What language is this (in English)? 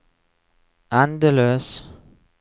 Norwegian